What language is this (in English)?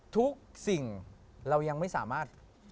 Thai